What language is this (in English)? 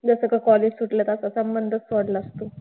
Marathi